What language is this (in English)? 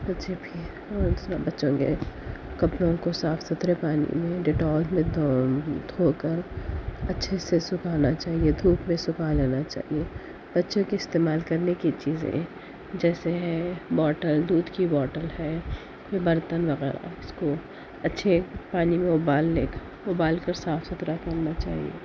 Urdu